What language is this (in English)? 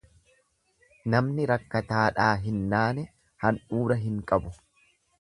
Oromo